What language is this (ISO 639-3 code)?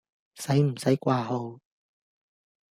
yue